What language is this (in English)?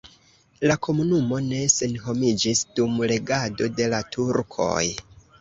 Esperanto